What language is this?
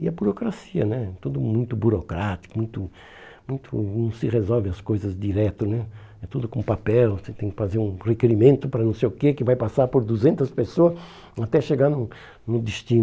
Portuguese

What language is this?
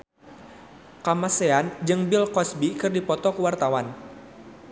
Sundanese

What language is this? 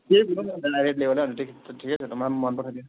Nepali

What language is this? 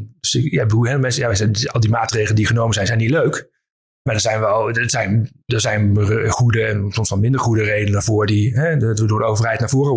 Dutch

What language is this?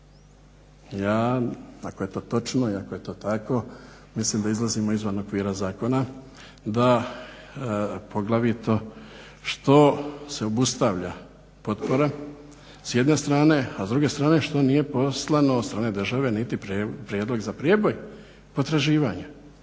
Croatian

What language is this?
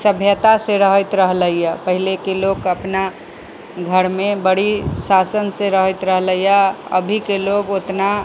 Maithili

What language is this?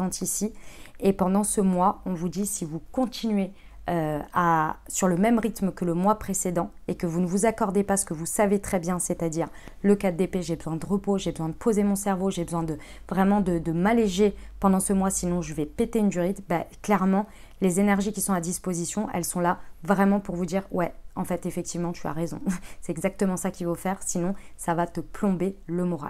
French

